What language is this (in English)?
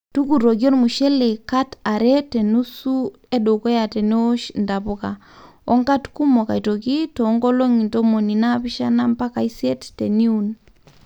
Masai